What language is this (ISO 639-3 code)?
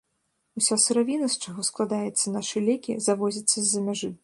bel